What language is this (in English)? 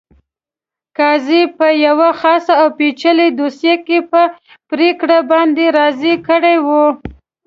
Pashto